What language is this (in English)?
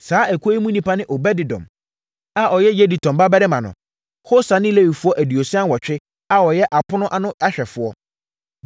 Akan